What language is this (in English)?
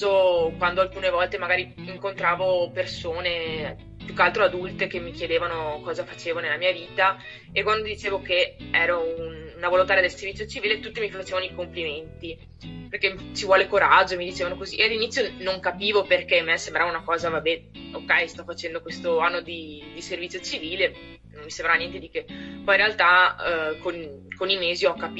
Italian